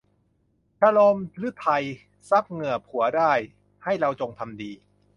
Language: Thai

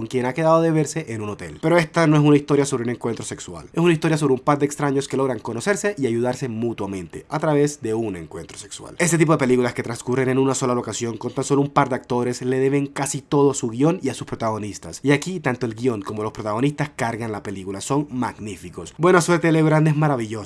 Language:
Spanish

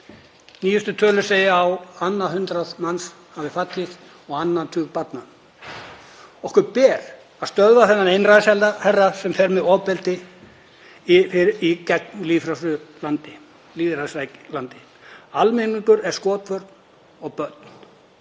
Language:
Icelandic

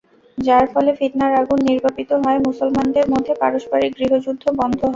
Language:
Bangla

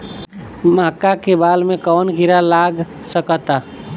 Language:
Bhojpuri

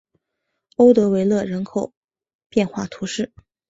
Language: Chinese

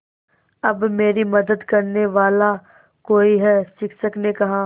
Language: Hindi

